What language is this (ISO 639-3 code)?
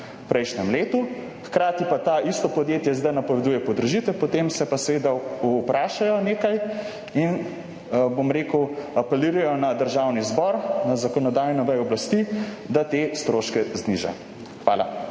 slv